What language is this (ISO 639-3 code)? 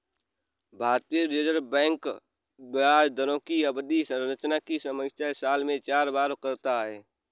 hin